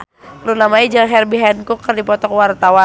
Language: Sundanese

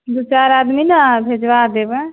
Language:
Maithili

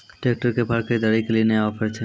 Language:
Maithili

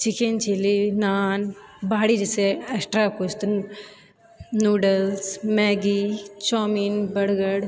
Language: Maithili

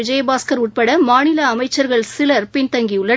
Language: Tamil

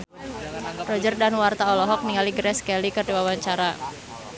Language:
Sundanese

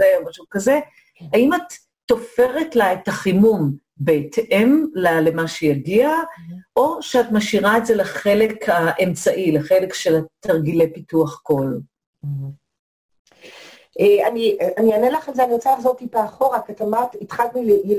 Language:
Hebrew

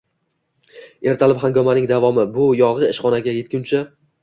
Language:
Uzbek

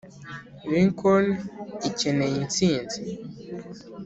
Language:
Kinyarwanda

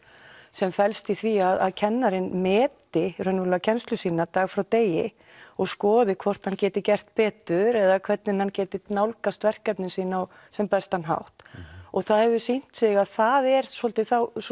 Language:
Icelandic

